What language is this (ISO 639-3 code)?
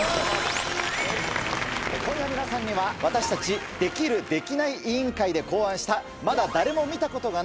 jpn